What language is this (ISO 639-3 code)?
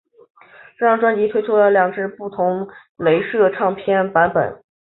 zho